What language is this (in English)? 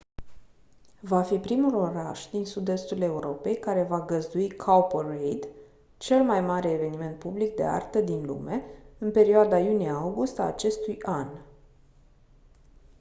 Romanian